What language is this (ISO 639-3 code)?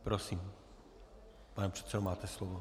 ces